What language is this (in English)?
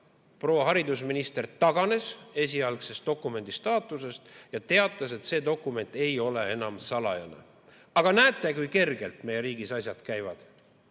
Estonian